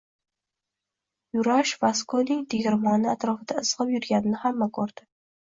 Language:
Uzbek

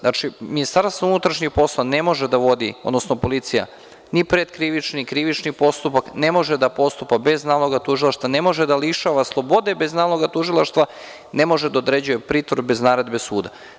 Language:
Serbian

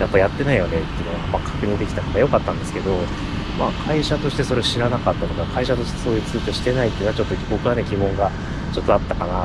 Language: Japanese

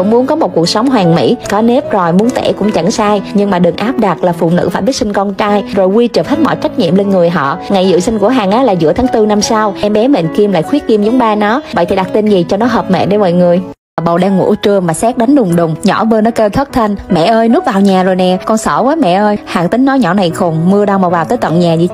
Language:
Vietnamese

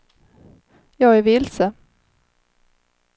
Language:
Swedish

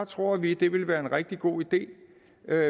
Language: Danish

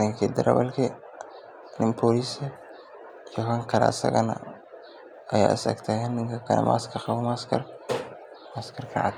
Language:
Somali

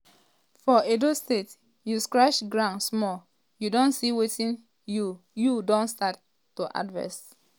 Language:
Nigerian Pidgin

